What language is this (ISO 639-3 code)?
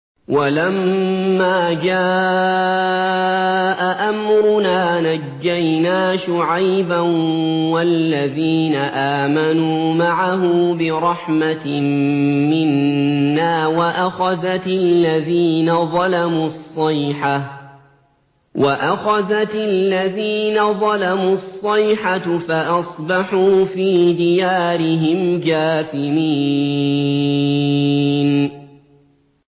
ara